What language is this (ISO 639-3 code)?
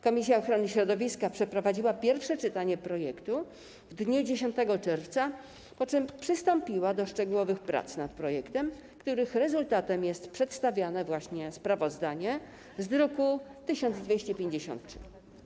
pol